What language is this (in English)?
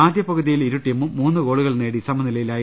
Malayalam